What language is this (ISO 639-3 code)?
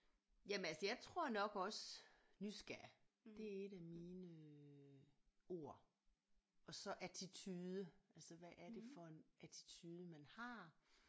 dan